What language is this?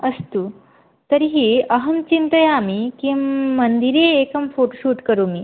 Sanskrit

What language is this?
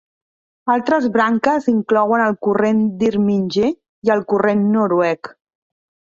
Catalan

